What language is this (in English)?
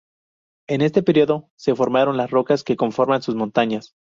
Spanish